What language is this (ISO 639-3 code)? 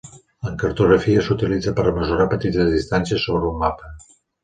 cat